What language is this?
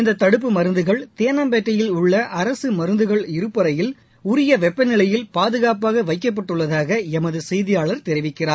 Tamil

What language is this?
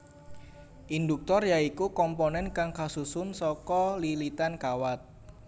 Javanese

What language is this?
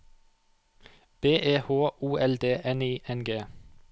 Norwegian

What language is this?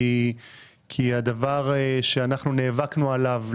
Hebrew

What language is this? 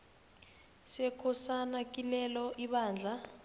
South Ndebele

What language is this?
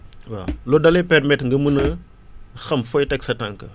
Wolof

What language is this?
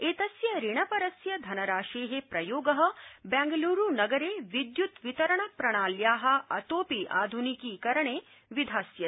Sanskrit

